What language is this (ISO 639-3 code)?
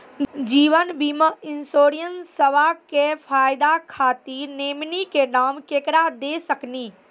mai